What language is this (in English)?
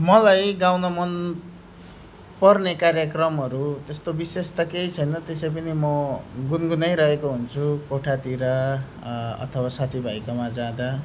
Nepali